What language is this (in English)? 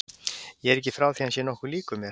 Icelandic